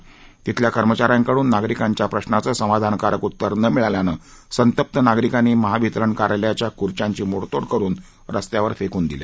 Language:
Marathi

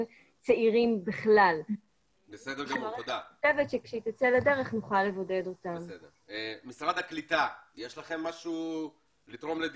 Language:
Hebrew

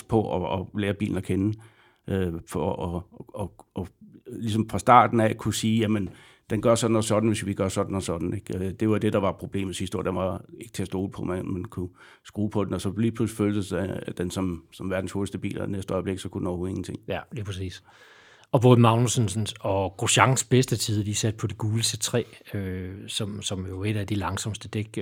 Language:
Danish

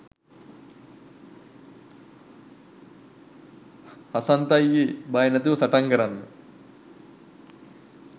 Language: Sinhala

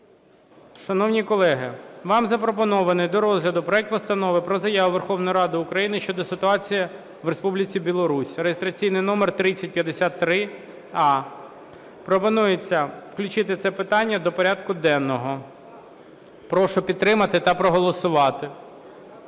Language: Ukrainian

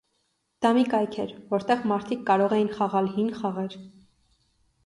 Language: Armenian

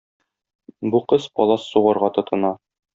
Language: Tatar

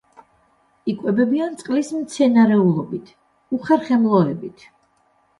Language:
Georgian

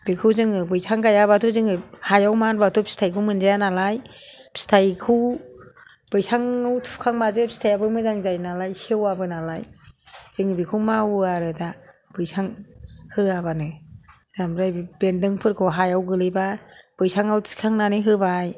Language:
Bodo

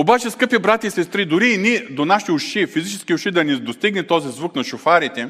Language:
Bulgarian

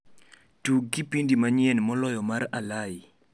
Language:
Luo (Kenya and Tanzania)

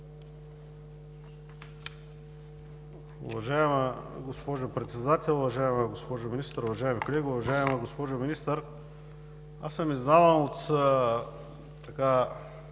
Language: Bulgarian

